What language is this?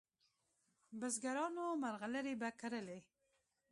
Pashto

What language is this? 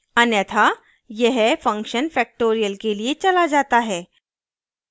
Hindi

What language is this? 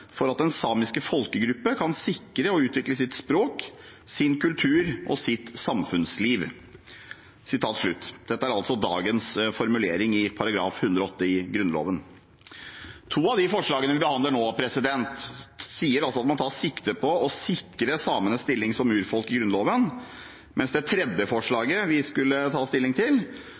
Norwegian Bokmål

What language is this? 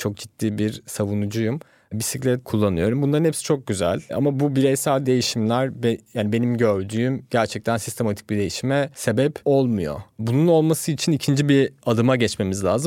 Turkish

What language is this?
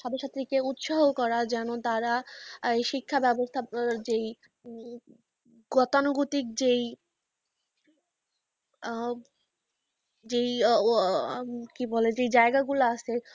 Bangla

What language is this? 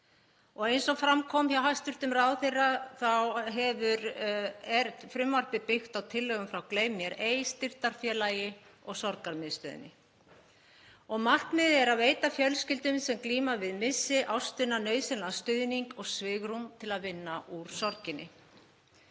Icelandic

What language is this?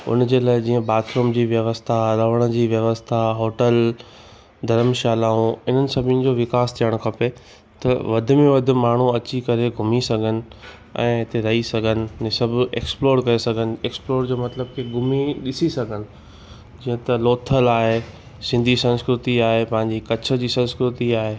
Sindhi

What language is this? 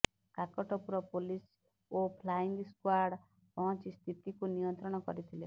Odia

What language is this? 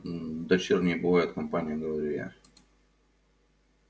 Russian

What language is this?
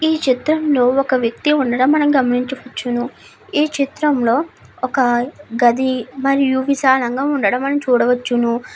Telugu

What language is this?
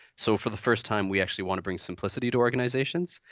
English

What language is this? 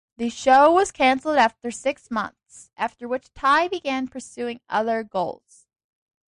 English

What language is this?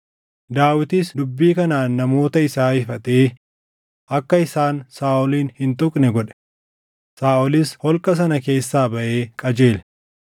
Oromo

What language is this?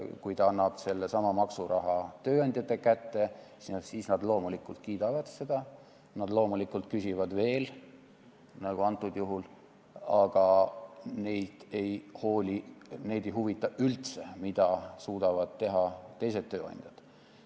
Estonian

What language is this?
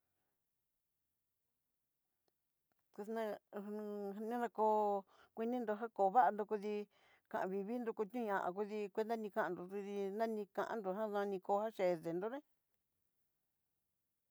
Southeastern Nochixtlán Mixtec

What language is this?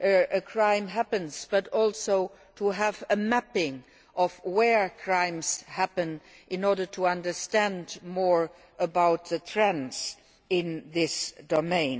English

